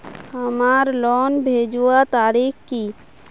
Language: Magahi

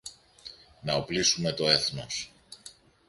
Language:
Greek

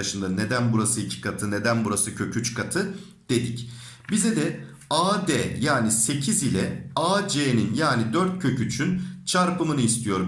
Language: Turkish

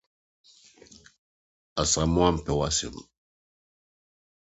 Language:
Akan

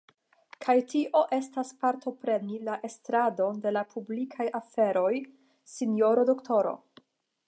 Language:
Esperanto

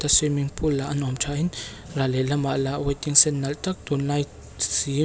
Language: Mizo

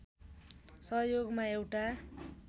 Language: Nepali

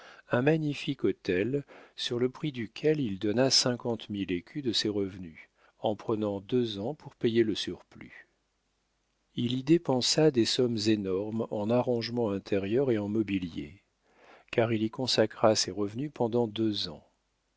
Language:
French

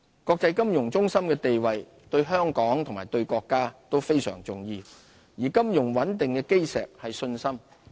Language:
Cantonese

